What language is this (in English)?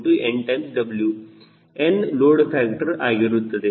Kannada